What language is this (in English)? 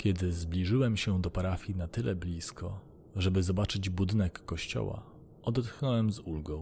Polish